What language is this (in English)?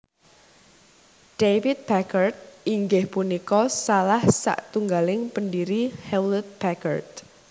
Javanese